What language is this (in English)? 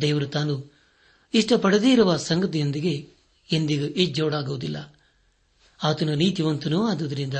Kannada